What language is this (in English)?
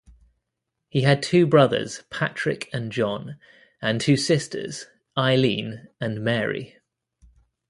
English